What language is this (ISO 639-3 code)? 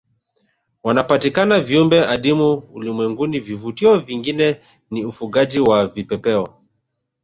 swa